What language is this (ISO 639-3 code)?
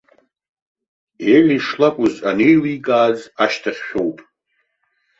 abk